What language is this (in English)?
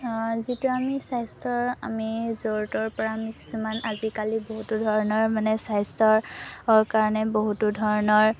Assamese